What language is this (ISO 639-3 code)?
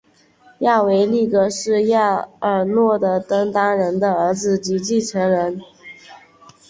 zho